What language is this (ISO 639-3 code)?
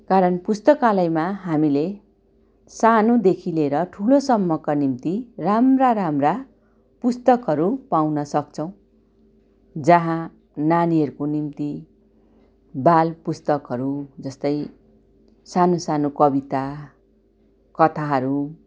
nep